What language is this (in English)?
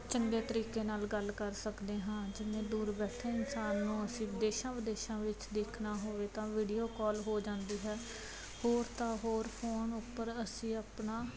Punjabi